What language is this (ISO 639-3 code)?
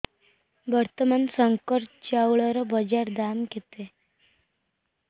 ori